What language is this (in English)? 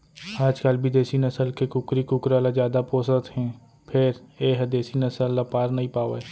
Chhattisgarhi